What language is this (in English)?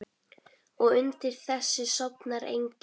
Icelandic